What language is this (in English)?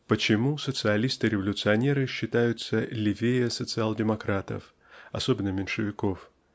Russian